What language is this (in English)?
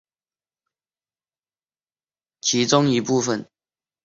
Chinese